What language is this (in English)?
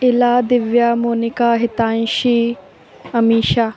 Sanskrit